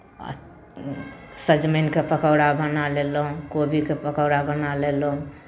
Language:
Maithili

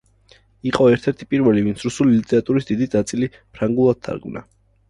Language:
Georgian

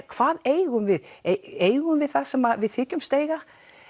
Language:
Icelandic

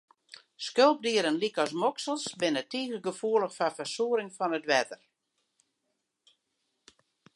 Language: Western Frisian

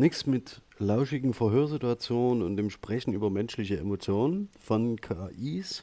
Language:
German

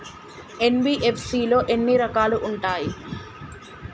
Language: Telugu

